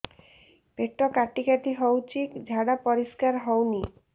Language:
Odia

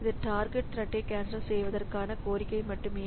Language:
Tamil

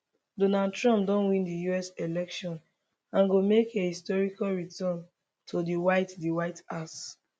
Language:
Nigerian Pidgin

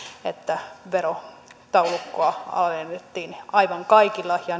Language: Finnish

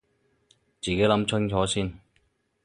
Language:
Cantonese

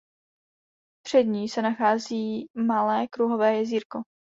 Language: Czech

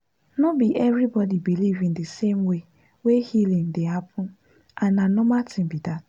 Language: Nigerian Pidgin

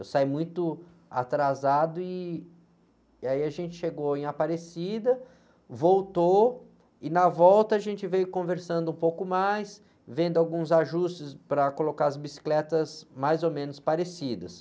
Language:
Portuguese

